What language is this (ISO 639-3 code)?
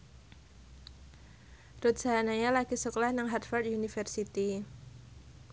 jav